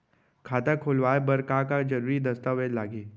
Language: Chhattisgarhi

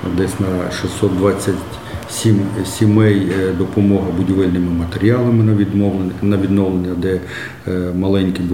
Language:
Ukrainian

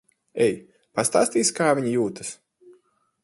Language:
Latvian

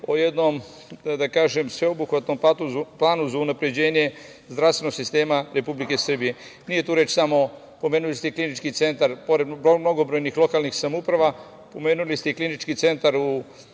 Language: Serbian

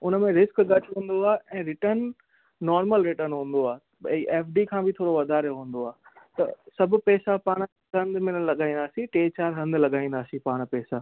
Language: Sindhi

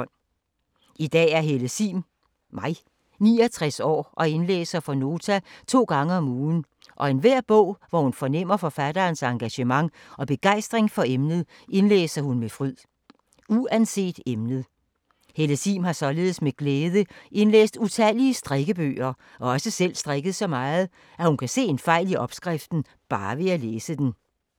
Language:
Danish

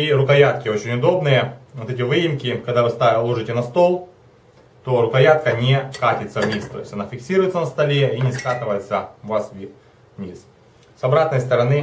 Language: Russian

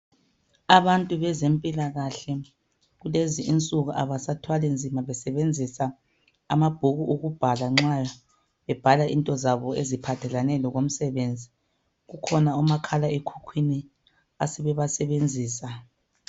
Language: North Ndebele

